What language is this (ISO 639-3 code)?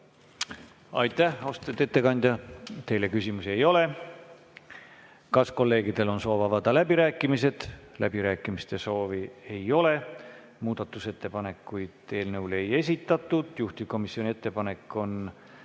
est